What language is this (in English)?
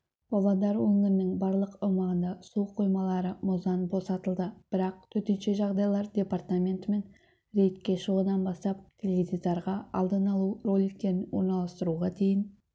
Kazakh